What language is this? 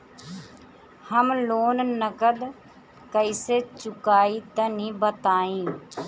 Bhojpuri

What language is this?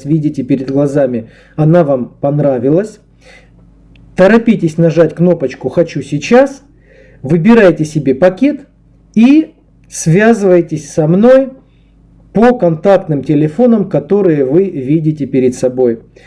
Russian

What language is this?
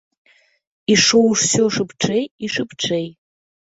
Belarusian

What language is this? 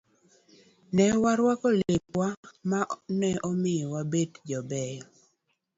Luo (Kenya and Tanzania)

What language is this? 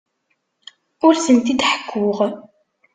Kabyle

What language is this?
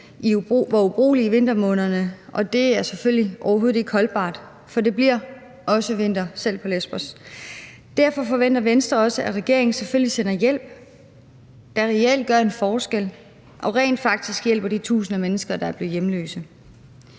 Danish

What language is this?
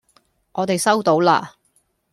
Cantonese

